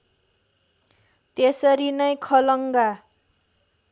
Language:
Nepali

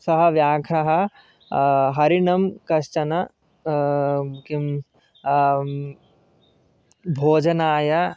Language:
Sanskrit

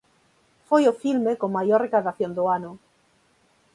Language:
Galician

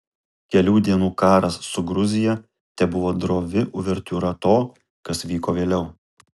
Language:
Lithuanian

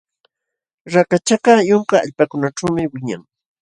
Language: Jauja Wanca Quechua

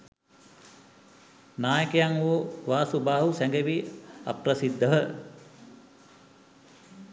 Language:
Sinhala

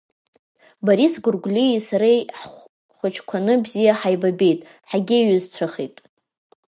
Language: Abkhazian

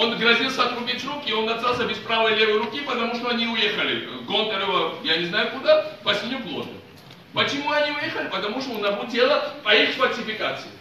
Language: Russian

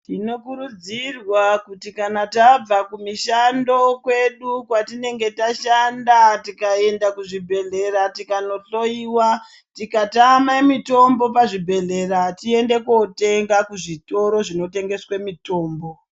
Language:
Ndau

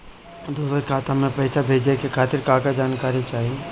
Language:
Bhojpuri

